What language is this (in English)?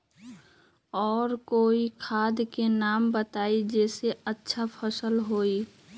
Magahi